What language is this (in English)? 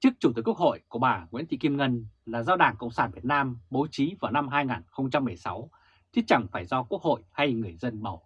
Vietnamese